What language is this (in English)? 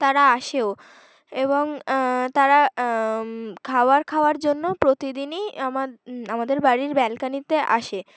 Bangla